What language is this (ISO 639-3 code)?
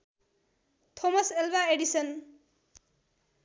nep